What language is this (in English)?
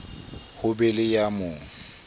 Southern Sotho